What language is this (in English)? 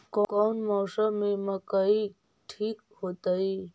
Magahi